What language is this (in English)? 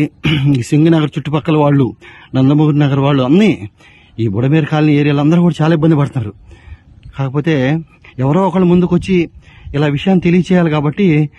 Telugu